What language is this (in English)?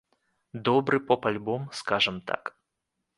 Belarusian